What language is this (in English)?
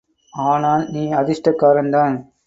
Tamil